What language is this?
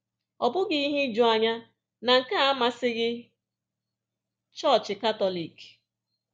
Igbo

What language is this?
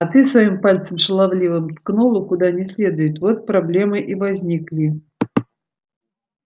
Russian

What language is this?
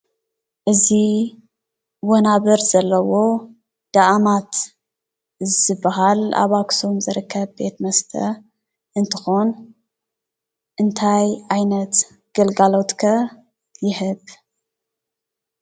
Tigrinya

